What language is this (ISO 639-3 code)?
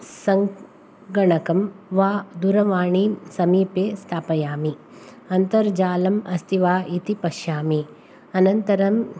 san